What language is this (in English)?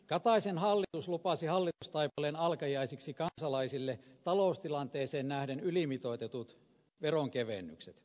Finnish